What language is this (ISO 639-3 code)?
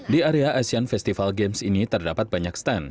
ind